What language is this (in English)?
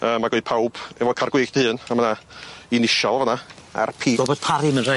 Welsh